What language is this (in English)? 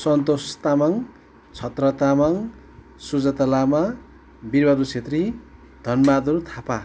Nepali